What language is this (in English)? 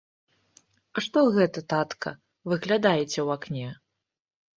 Belarusian